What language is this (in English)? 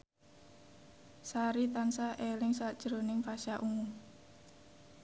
Javanese